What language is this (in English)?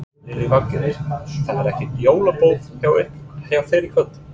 Icelandic